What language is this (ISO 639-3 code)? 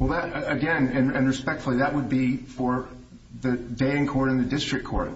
eng